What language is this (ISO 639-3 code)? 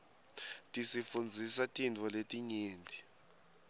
ssw